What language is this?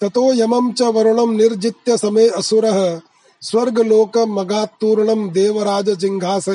Hindi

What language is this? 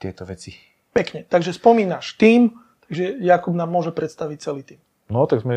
Slovak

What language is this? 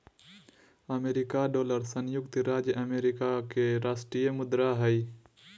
Magahi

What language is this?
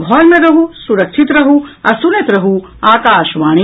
Maithili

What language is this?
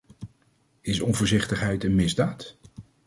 Dutch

